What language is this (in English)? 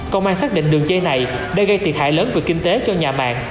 Vietnamese